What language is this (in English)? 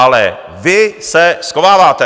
Czech